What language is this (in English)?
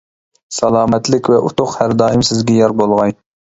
Uyghur